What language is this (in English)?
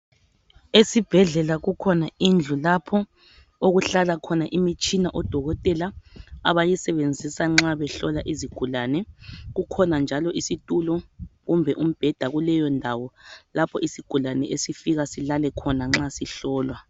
North Ndebele